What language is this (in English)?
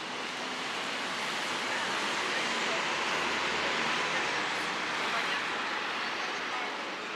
Filipino